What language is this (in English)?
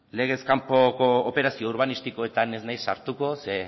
Basque